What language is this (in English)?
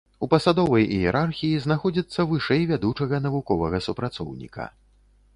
Belarusian